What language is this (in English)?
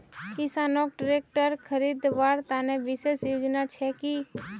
Magahi